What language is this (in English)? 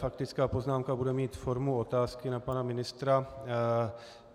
Czech